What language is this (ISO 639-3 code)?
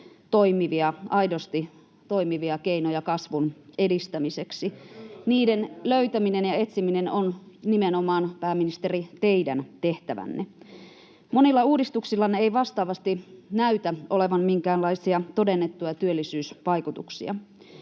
fin